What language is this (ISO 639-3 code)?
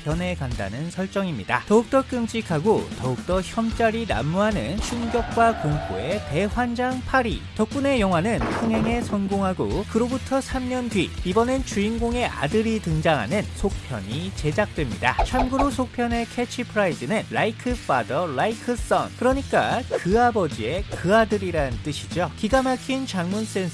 kor